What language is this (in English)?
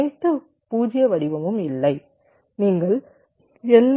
Tamil